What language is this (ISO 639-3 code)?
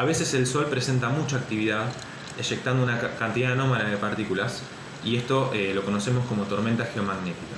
spa